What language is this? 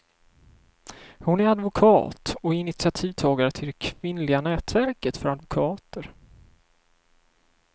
Swedish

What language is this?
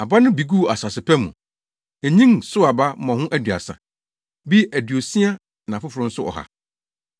Akan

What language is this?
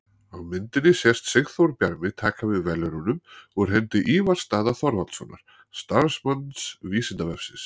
Icelandic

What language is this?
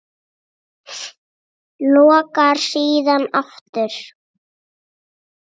Icelandic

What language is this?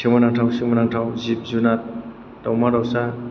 Bodo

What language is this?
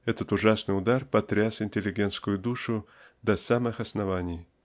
Russian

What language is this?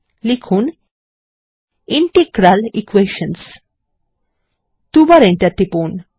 Bangla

